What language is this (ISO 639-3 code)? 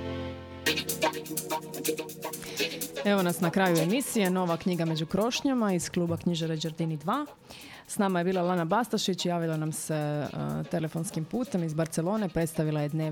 hrv